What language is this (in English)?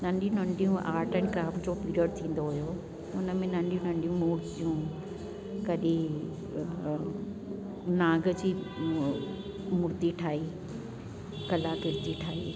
Sindhi